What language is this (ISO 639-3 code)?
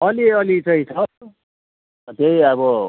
nep